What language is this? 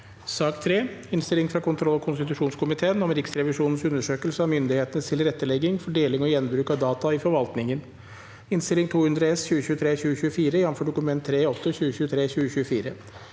Norwegian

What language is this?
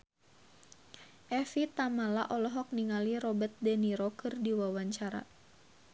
Sundanese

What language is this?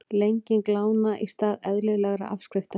Icelandic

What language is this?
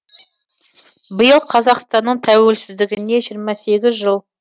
Kazakh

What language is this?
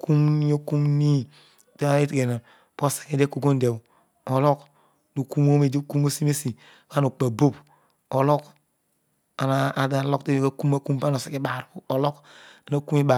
Odual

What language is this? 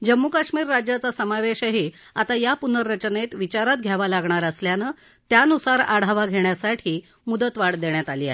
Marathi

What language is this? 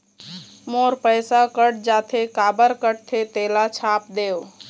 Chhattisgarhi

